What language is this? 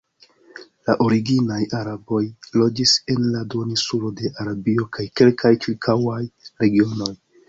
Esperanto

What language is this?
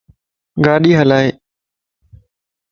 Lasi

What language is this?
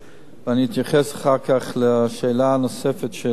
Hebrew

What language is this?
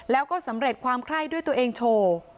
Thai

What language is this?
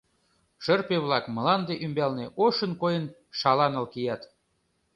Mari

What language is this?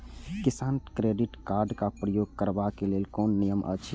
Maithili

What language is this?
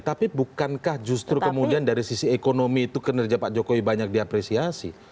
Indonesian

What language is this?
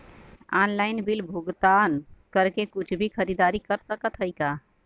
Bhojpuri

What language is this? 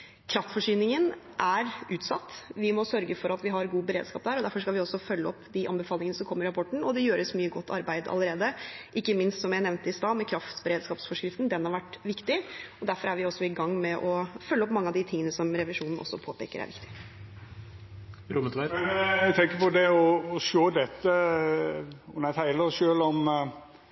Norwegian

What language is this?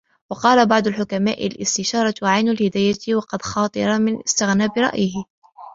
Arabic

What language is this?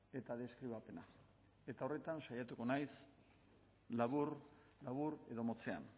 Basque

